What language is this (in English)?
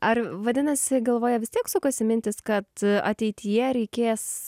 Lithuanian